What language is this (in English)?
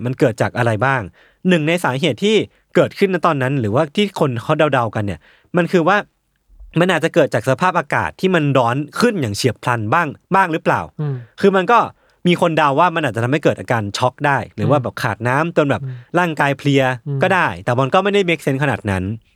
Thai